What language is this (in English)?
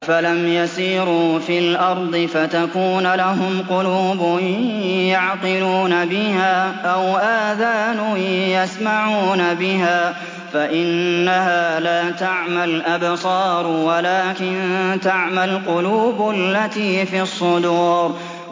Arabic